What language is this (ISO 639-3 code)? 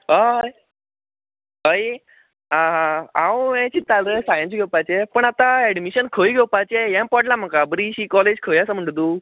kok